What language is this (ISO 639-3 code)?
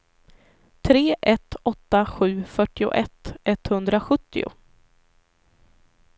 swe